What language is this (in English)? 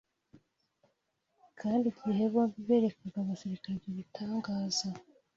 Kinyarwanda